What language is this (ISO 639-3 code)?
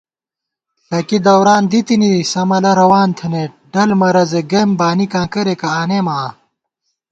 gwt